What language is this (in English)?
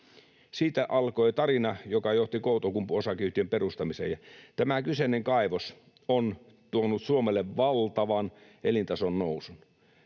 Finnish